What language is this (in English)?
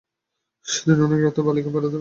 Bangla